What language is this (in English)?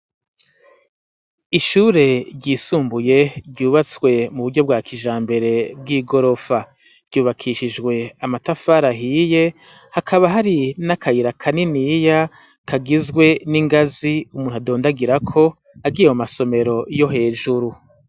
Rundi